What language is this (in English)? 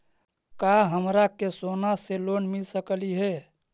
Magahi